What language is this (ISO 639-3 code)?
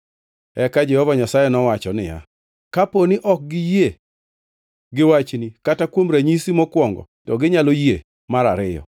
luo